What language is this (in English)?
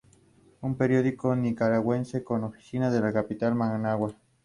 Spanish